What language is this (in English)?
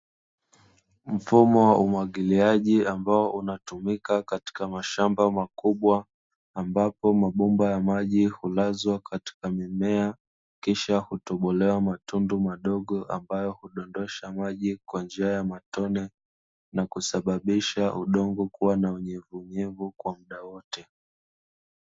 Swahili